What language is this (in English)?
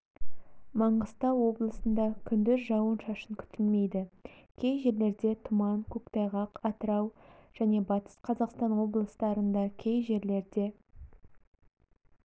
Kazakh